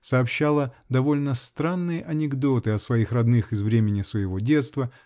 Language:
Russian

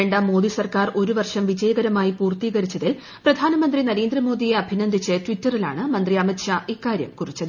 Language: Malayalam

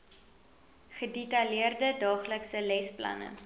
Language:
Afrikaans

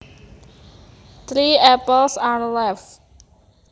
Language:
Javanese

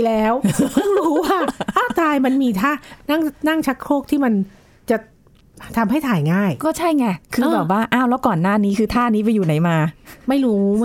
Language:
Thai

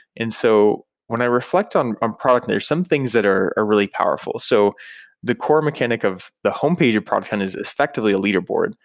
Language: English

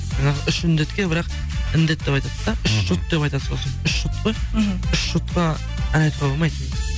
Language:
Kazakh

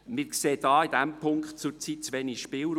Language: Swiss German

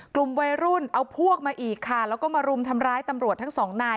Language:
Thai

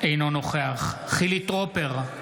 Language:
Hebrew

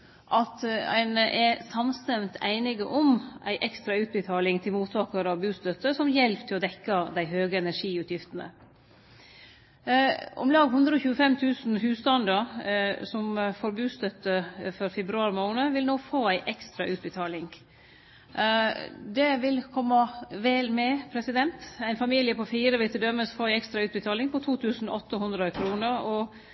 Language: Norwegian Nynorsk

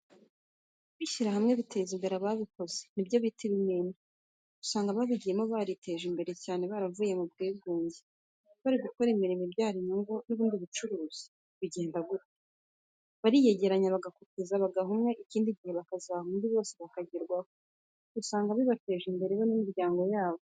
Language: Kinyarwanda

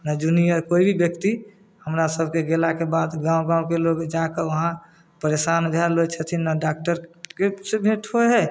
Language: Maithili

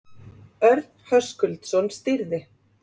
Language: Icelandic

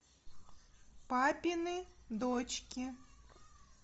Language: Russian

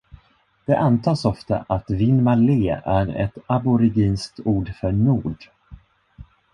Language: Swedish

